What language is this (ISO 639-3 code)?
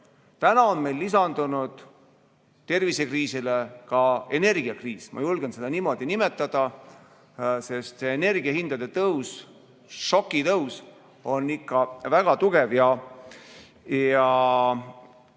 est